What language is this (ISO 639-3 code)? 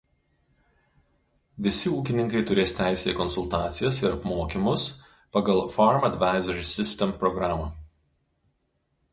lit